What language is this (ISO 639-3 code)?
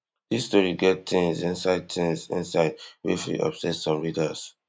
pcm